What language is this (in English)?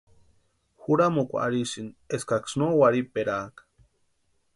Western Highland Purepecha